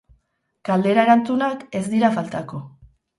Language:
Basque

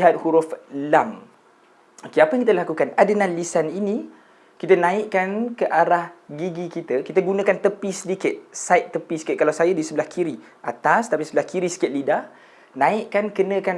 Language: Malay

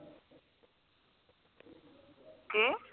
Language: Punjabi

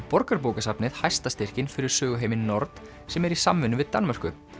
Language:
Icelandic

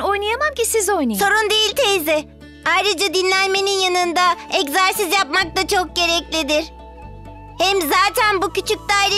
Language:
Turkish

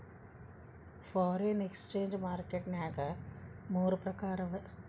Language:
Kannada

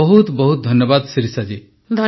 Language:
Odia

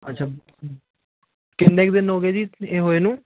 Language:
Punjabi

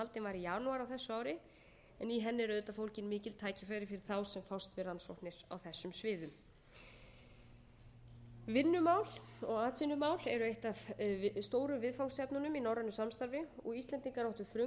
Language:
Icelandic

